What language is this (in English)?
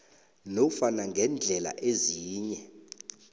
South Ndebele